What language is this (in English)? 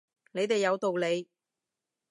Cantonese